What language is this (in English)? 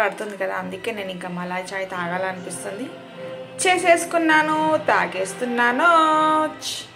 Telugu